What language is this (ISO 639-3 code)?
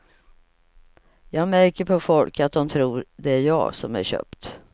swe